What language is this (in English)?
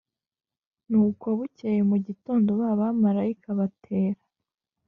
Kinyarwanda